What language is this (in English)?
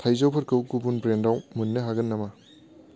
Bodo